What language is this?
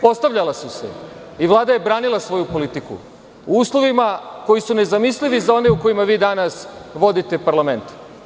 Serbian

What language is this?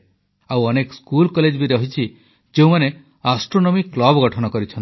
Odia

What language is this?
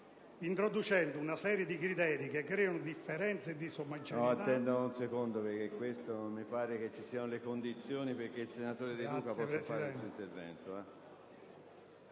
Italian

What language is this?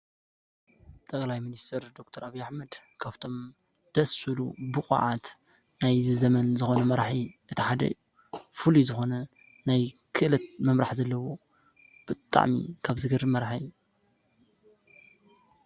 Tigrinya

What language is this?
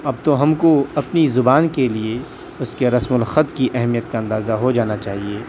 Urdu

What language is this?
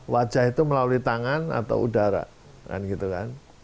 Indonesian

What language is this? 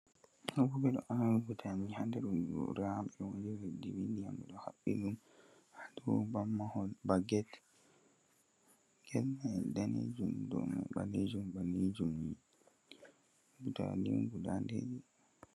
Fula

